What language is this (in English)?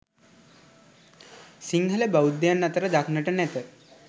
Sinhala